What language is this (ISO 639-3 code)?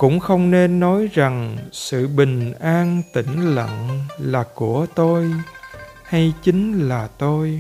vie